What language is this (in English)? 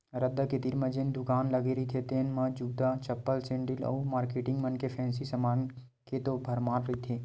Chhattisgarhi